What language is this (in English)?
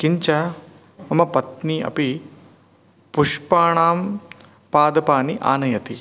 Sanskrit